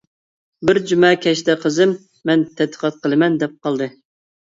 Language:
Uyghur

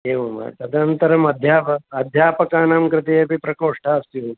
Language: Sanskrit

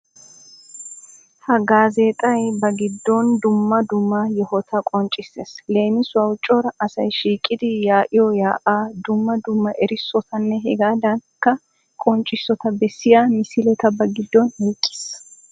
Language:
Wolaytta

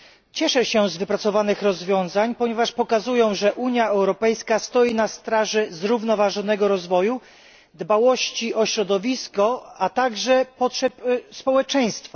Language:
Polish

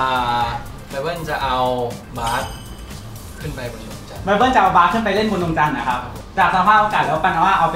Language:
Thai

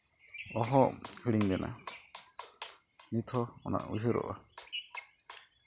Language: Santali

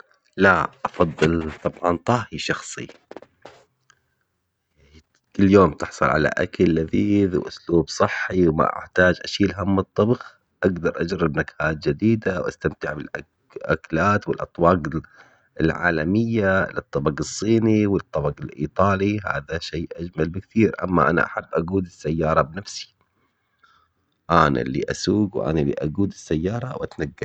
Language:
Omani Arabic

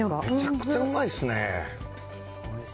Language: Japanese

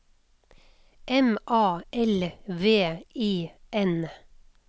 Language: Norwegian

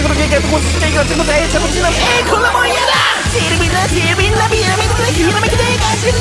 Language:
Korean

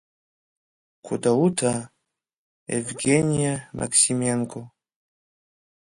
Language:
Abkhazian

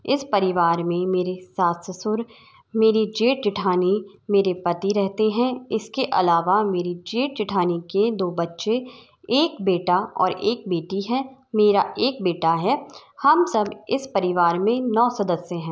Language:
Hindi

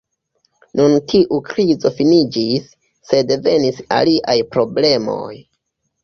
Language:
Esperanto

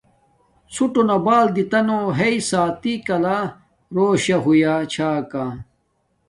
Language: Domaaki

